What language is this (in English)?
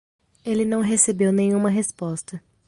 Portuguese